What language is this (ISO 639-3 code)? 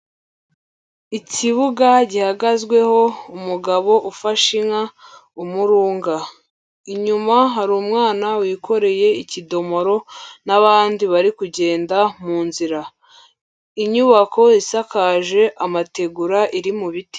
kin